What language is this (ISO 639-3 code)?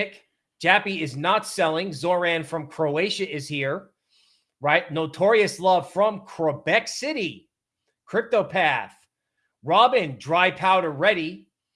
eng